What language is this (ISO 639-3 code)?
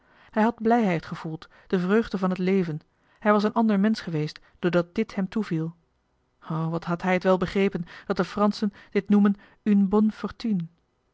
nld